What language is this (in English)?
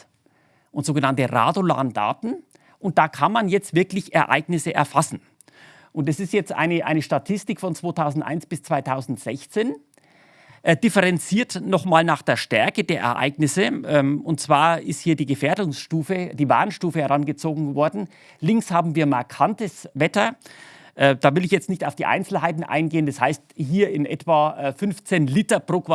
German